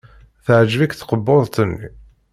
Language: Kabyle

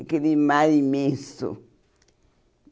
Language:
Portuguese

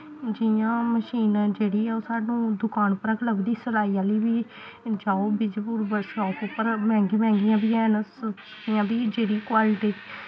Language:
Dogri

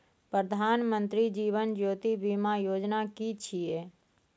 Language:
Maithili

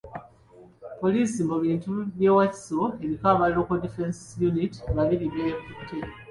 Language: Ganda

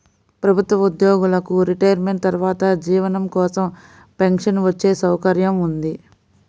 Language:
Telugu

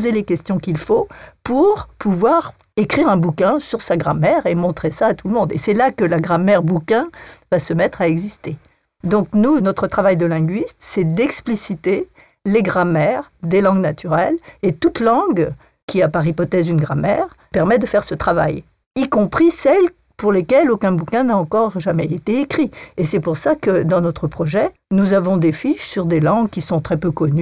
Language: French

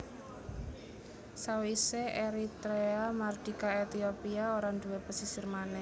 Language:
Javanese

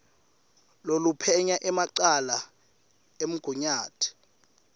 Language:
Swati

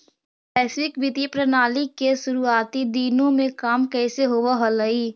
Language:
Magahi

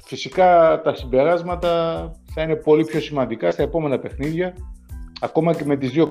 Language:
Greek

